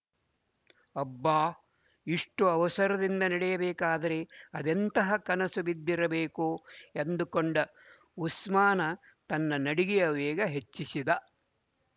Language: Kannada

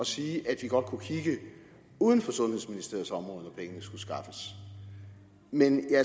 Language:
Danish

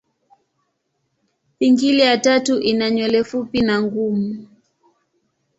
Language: Swahili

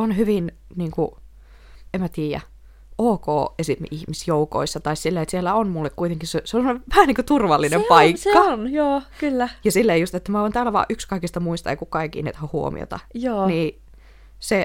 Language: Finnish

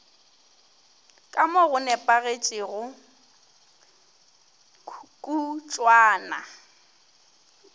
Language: Northern Sotho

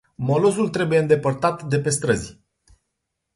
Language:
Romanian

